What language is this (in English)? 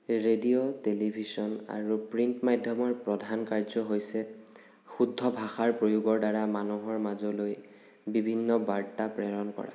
Assamese